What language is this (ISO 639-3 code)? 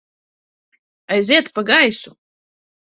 lav